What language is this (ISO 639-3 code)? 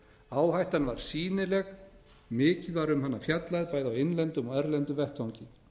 isl